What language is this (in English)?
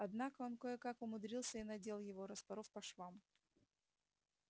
Russian